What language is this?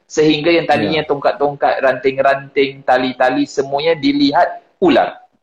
Malay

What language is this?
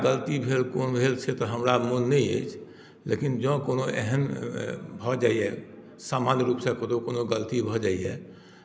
Maithili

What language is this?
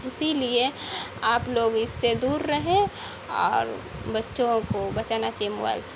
Urdu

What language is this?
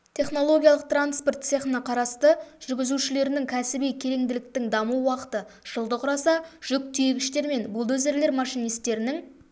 Kazakh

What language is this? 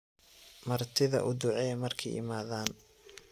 Somali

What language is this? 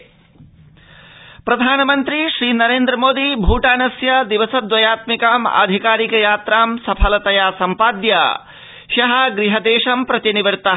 Sanskrit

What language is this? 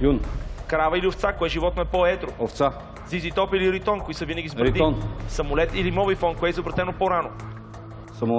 Bulgarian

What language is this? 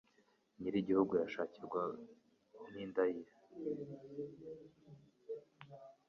Kinyarwanda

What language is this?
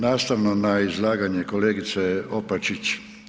Croatian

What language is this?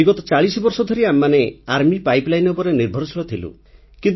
Odia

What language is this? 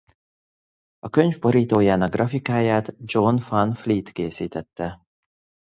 Hungarian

